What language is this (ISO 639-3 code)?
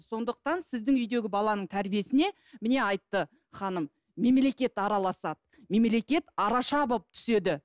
kaz